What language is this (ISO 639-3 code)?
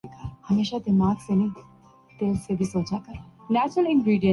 urd